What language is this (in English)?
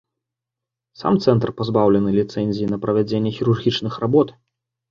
Belarusian